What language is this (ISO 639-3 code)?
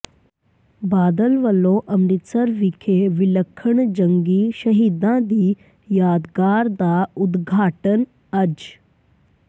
pan